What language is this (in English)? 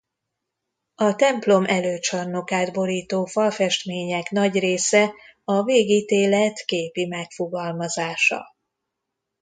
Hungarian